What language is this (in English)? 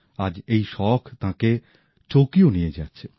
Bangla